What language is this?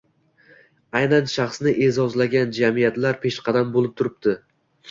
Uzbek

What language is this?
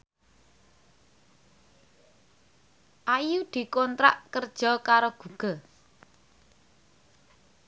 Javanese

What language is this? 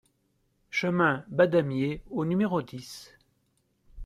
French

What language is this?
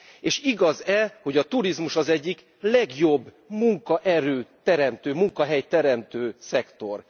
Hungarian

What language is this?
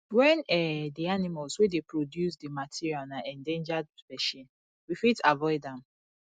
Nigerian Pidgin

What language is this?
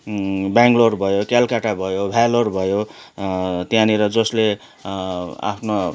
Nepali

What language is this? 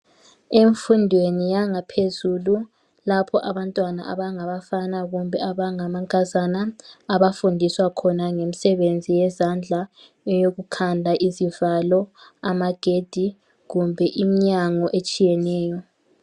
North Ndebele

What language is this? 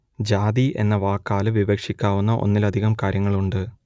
Malayalam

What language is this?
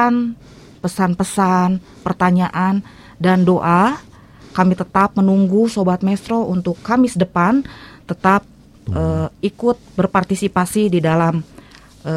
Indonesian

